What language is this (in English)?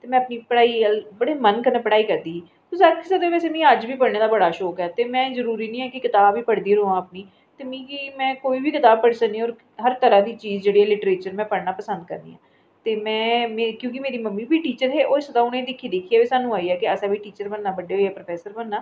Dogri